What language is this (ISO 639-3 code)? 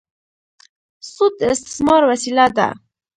pus